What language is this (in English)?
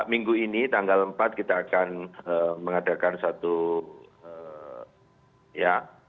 Indonesian